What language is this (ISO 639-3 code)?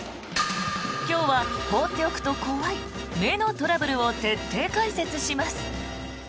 jpn